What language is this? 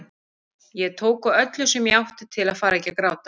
Icelandic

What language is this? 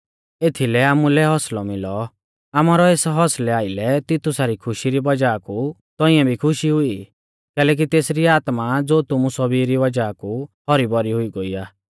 Mahasu Pahari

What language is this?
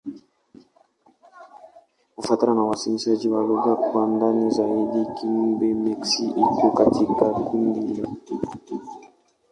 Swahili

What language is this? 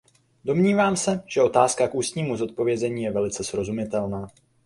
Czech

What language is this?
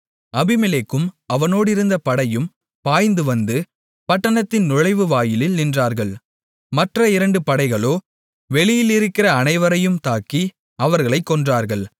Tamil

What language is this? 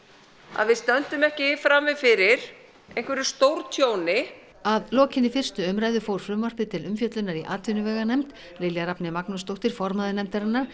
Icelandic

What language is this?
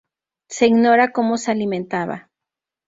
Spanish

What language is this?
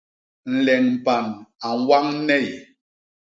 Basaa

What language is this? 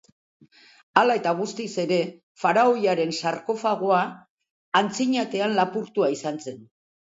Basque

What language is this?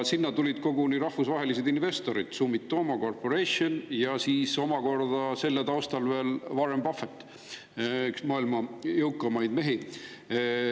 Estonian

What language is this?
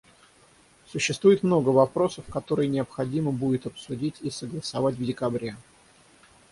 Russian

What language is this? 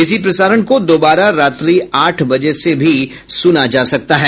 Hindi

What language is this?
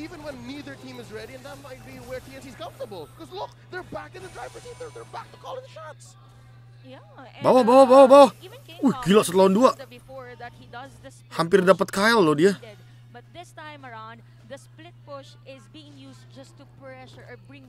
Indonesian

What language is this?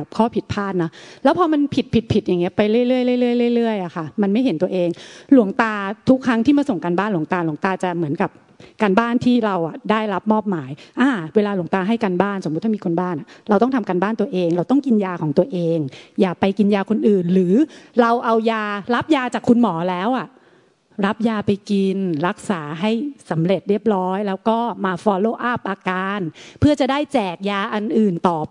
Thai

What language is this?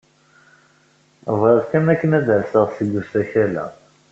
Kabyle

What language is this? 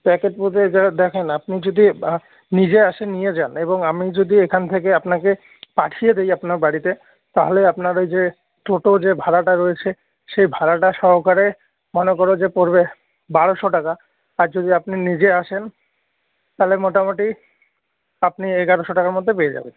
Bangla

